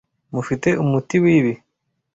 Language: Kinyarwanda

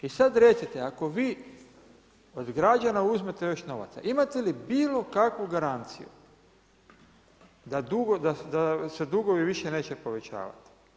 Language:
Croatian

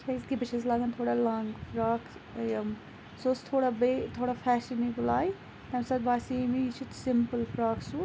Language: Kashmiri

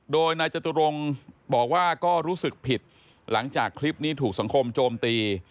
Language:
Thai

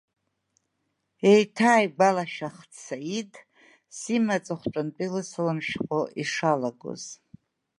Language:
Abkhazian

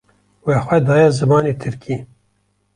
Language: Kurdish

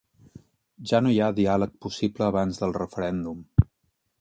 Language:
Catalan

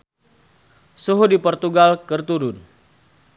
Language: Sundanese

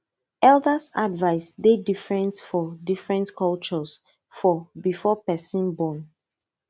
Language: Nigerian Pidgin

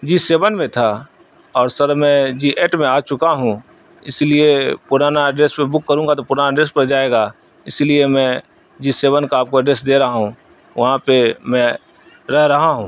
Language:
Urdu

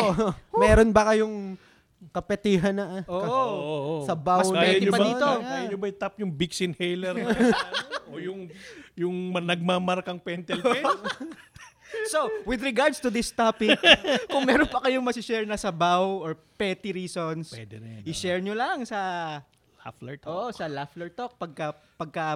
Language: Filipino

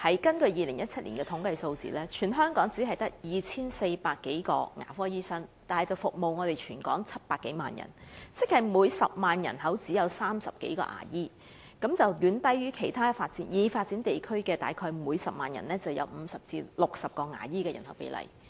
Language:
Cantonese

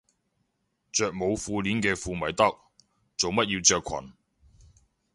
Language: Cantonese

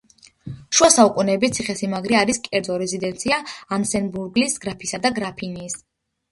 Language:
Georgian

